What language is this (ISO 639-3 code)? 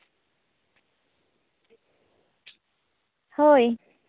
sat